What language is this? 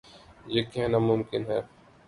Urdu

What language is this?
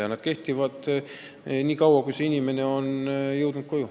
Estonian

